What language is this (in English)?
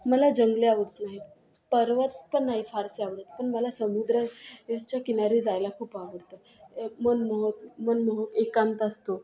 Marathi